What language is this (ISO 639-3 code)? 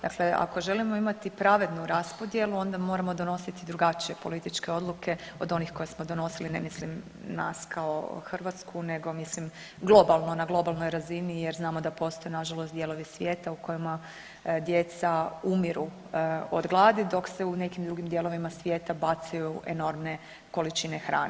hrv